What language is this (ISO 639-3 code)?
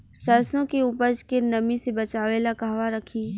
bho